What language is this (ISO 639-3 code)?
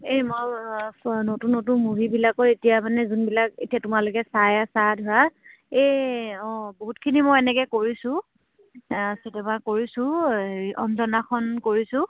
asm